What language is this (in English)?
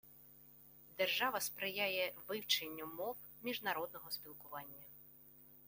Ukrainian